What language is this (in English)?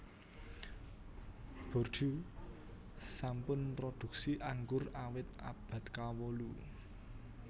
Javanese